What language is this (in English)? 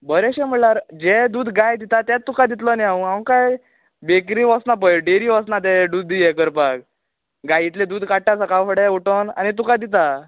Konkani